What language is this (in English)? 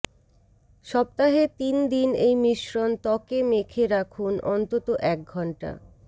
Bangla